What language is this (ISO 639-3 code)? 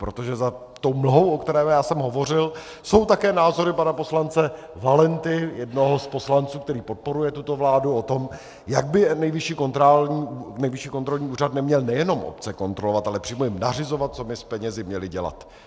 ces